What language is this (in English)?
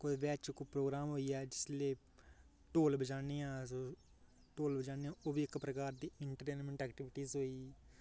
Dogri